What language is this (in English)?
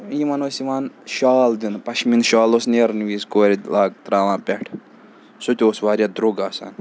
Kashmiri